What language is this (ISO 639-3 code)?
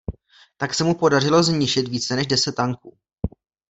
ces